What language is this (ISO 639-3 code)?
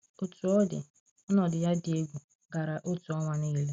ibo